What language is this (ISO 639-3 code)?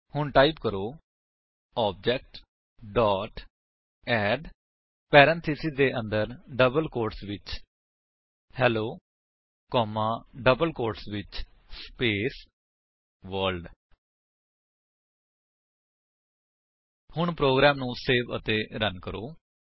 pan